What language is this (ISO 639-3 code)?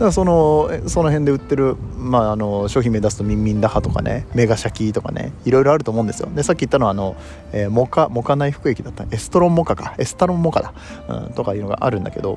jpn